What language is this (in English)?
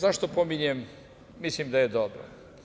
Serbian